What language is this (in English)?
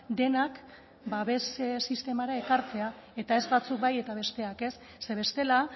Basque